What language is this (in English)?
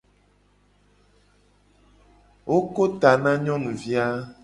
Gen